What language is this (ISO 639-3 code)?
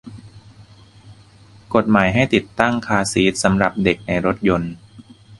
tha